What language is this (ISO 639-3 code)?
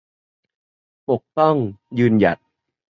tha